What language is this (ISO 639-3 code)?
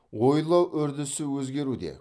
kaz